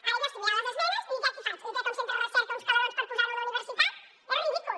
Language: Catalan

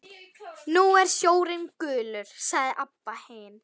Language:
Icelandic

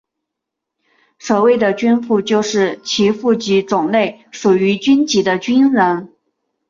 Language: Chinese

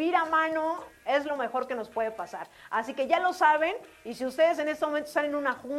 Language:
Spanish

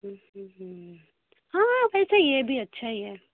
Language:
Urdu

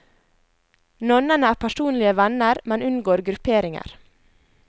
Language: Norwegian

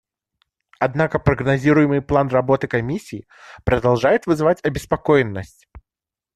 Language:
Russian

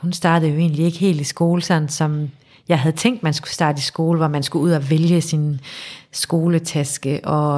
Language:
Danish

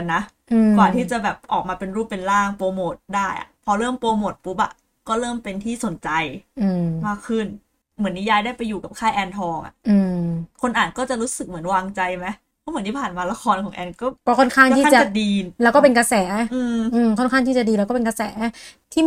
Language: Thai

